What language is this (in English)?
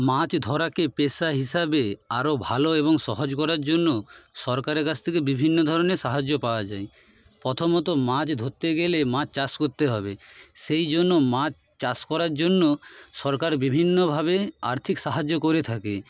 Bangla